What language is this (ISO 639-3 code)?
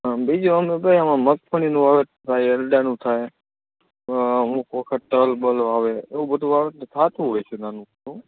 guj